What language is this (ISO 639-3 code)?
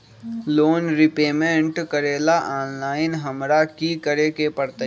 mag